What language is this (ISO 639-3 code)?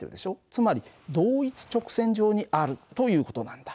jpn